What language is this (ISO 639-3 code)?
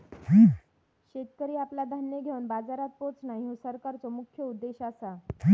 mar